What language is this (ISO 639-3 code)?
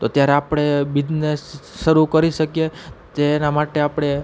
guj